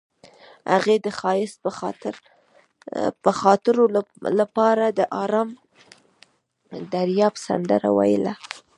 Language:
Pashto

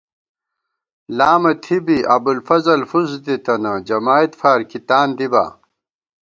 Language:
Gawar-Bati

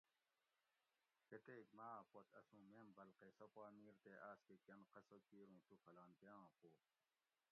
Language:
Gawri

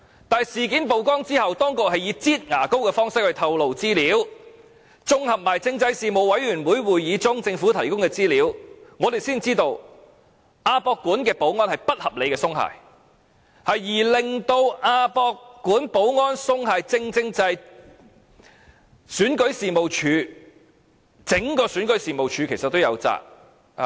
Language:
Cantonese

